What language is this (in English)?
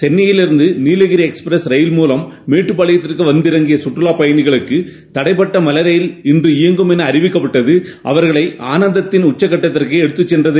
Tamil